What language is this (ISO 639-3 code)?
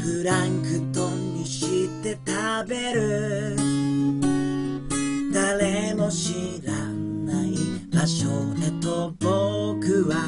jpn